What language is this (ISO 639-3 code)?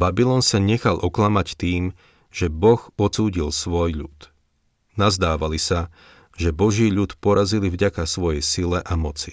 slk